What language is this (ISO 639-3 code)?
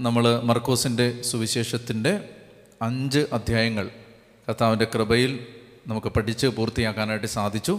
mal